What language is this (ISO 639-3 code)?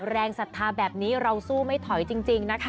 tha